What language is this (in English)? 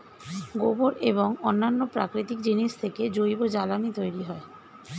Bangla